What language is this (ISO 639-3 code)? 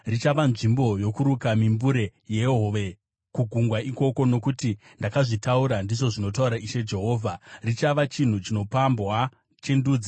sna